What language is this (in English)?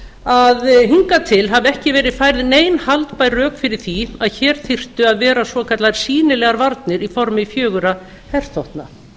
Icelandic